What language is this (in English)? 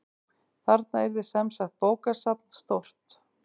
Icelandic